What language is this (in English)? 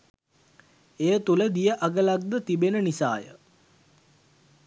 Sinhala